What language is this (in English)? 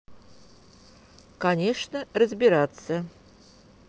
Russian